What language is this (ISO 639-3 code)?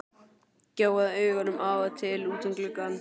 isl